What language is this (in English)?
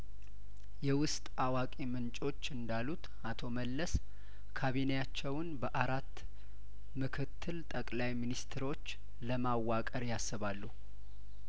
Amharic